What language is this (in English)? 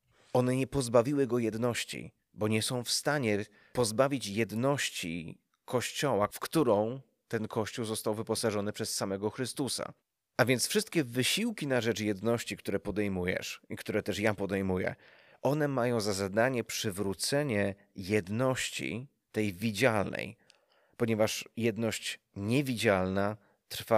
Polish